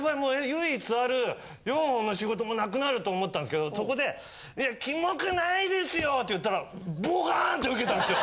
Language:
Japanese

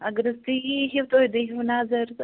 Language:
Kashmiri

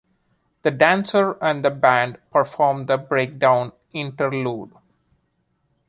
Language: English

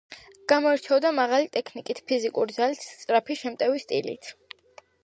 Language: Georgian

